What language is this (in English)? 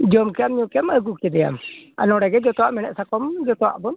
Santali